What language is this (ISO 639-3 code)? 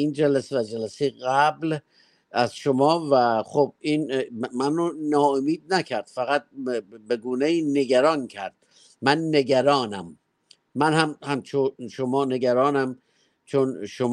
fas